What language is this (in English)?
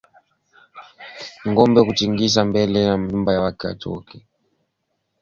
Swahili